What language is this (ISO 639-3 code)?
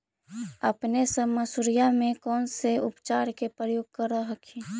mag